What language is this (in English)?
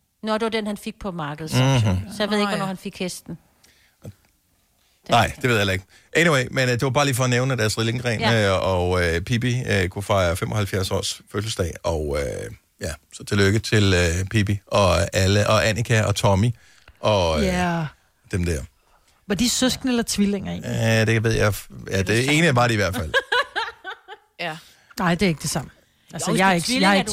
Danish